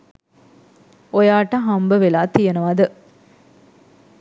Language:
Sinhala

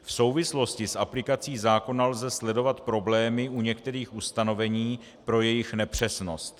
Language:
Czech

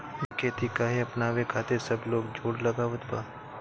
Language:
Bhojpuri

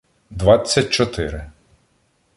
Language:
Ukrainian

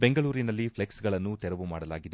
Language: Kannada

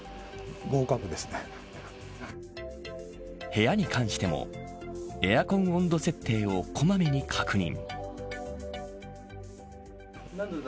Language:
Japanese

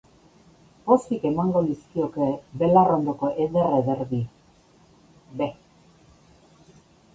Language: Basque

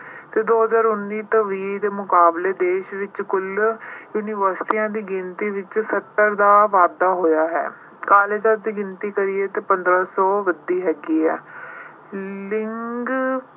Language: Punjabi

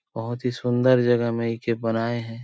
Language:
Sadri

